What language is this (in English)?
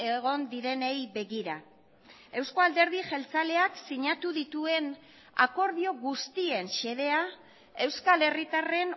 Basque